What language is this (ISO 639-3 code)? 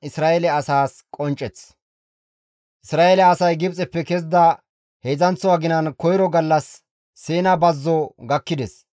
gmv